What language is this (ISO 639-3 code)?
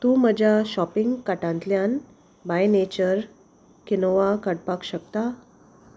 kok